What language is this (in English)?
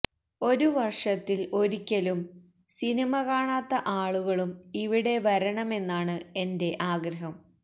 Malayalam